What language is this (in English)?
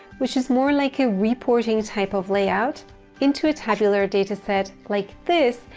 English